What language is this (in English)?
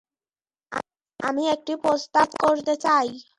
Bangla